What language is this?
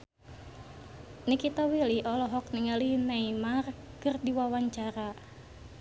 Sundanese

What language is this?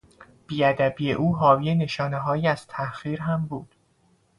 Persian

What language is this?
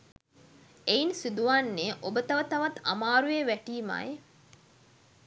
Sinhala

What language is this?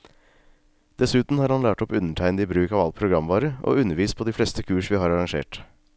Norwegian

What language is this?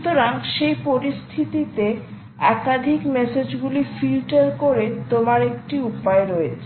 Bangla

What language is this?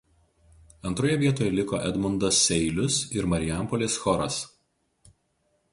Lithuanian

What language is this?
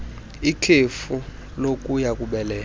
Xhosa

